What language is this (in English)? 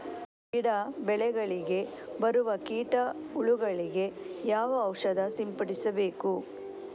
Kannada